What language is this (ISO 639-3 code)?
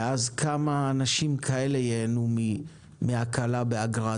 heb